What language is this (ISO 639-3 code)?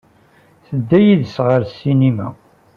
kab